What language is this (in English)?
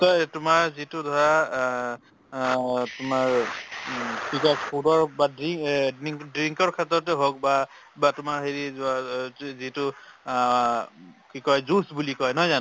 Assamese